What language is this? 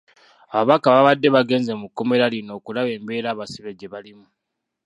Ganda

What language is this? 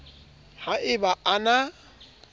Southern Sotho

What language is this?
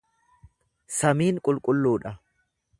Oromo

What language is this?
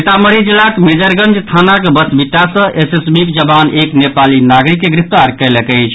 Maithili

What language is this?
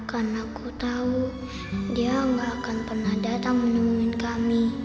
Indonesian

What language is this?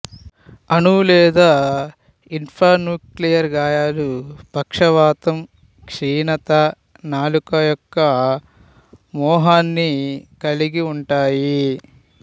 Telugu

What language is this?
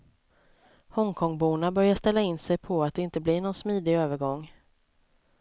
Swedish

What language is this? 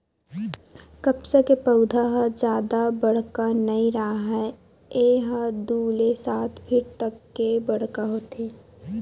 Chhattisgarhi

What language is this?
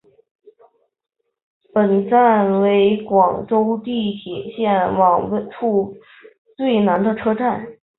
Chinese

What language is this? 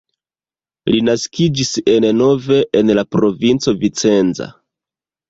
Esperanto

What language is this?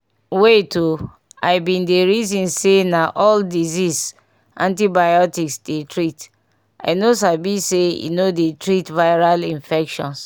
Nigerian Pidgin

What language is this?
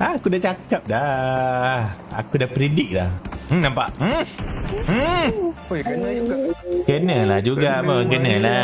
Malay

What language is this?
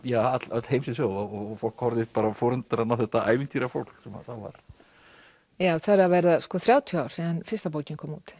Icelandic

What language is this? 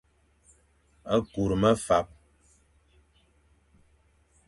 Fang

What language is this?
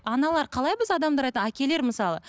Kazakh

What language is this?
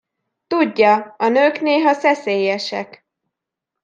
Hungarian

